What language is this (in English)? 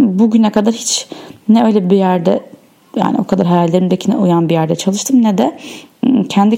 Turkish